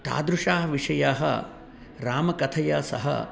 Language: Sanskrit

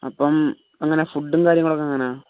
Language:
Malayalam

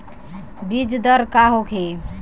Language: Bhojpuri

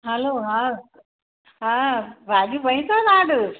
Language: Sindhi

